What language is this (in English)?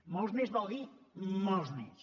Catalan